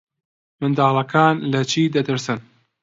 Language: Central Kurdish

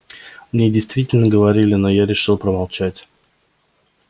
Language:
Russian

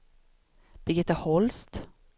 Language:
Swedish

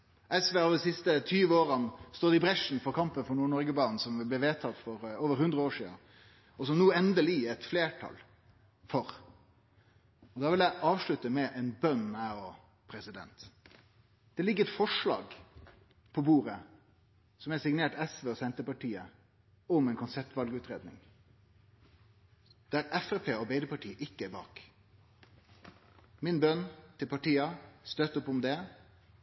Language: Norwegian Nynorsk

